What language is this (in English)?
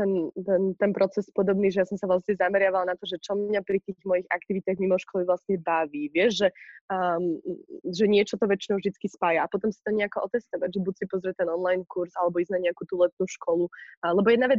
Slovak